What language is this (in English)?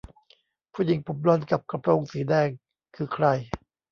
Thai